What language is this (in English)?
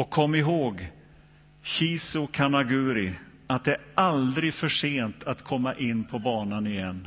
Swedish